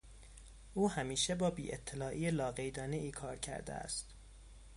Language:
Persian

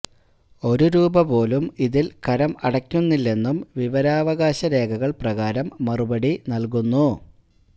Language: Malayalam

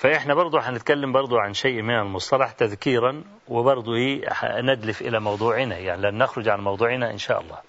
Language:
Arabic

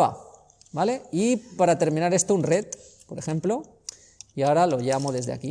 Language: Spanish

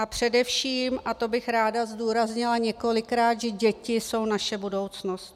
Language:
Czech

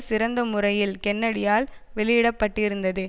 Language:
Tamil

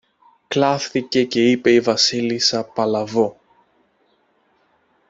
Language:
Greek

